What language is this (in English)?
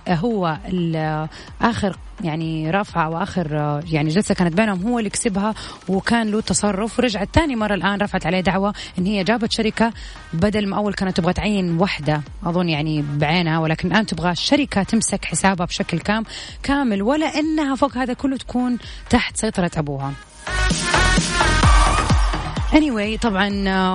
Arabic